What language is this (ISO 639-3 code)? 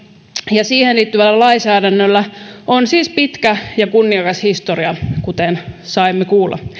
fin